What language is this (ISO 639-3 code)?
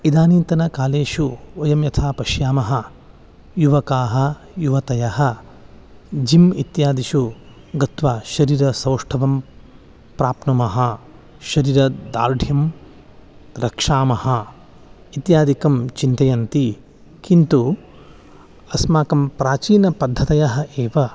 san